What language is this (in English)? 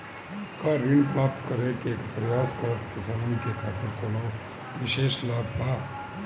Bhojpuri